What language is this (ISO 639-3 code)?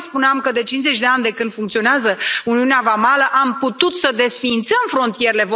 ron